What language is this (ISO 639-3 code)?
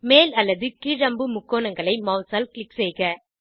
tam